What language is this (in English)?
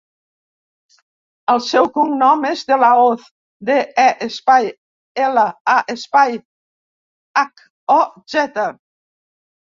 Catalan